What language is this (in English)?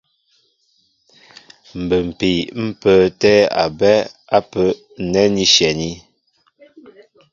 Mbo (Cameroon)